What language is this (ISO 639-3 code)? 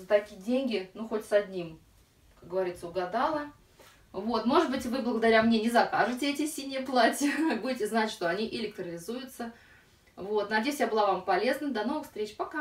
rus